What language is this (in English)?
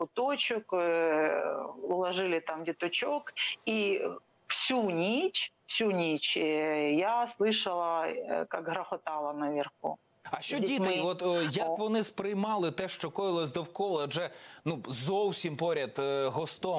Ukrainian